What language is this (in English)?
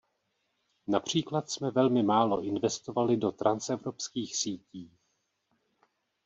Czech